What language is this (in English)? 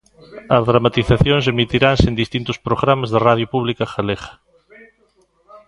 Galician